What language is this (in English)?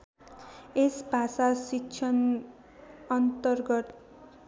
Nepali